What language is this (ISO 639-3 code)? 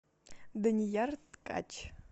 rus